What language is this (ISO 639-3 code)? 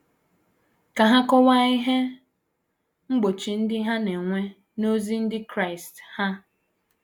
ibo